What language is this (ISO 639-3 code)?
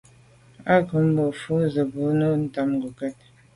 byv